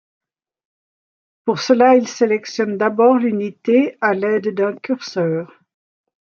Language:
French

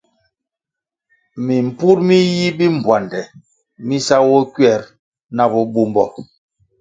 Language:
Kwasio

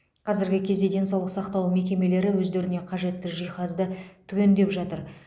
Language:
Kazakh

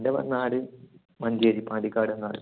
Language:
Malayalam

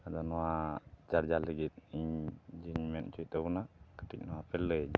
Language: Santali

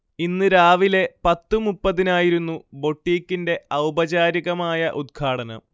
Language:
Malayalam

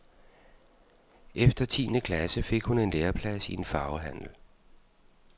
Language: Danish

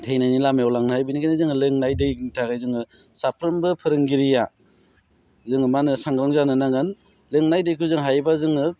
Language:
Bodo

